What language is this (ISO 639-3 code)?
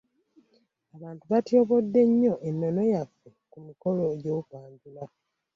lug